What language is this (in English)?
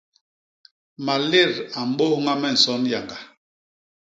Basaa